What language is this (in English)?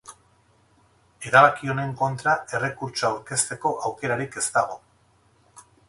Basque